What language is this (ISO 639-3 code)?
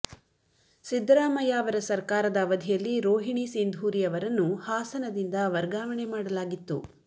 kan